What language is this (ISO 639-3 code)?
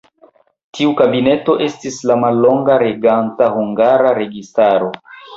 epo